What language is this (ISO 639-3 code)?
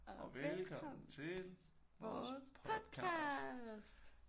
dan